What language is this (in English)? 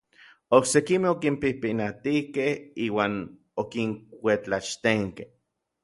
Orizaba Nahuatl